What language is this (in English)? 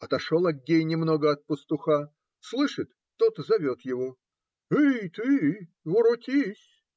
Russian